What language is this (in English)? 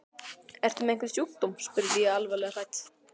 Icelandic